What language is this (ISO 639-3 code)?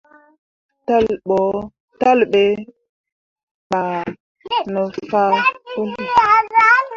mua